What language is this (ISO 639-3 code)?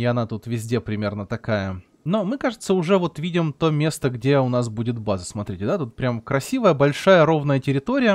rus